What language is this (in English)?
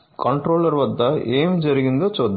Telugu